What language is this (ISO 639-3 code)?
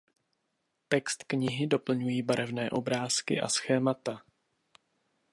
ces